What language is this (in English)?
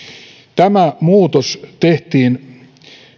Finnish